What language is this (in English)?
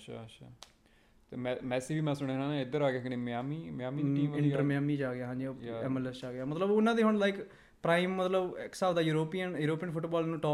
Punjabi